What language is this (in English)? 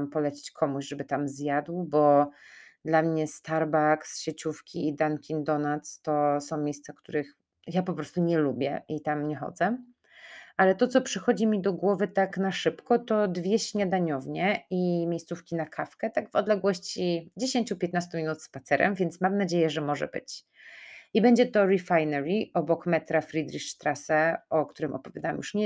Polish